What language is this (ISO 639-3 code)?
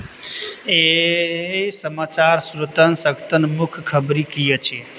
mai